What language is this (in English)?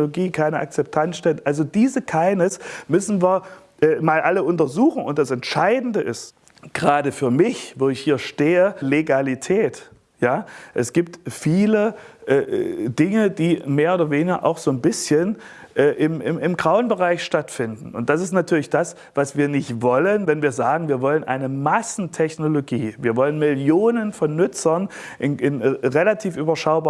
German